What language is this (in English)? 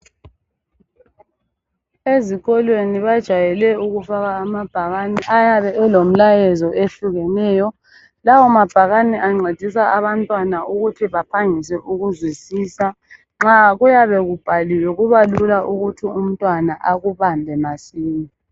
North Ndebele